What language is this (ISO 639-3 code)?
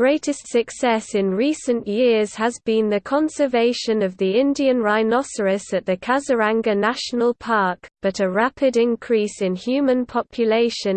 eng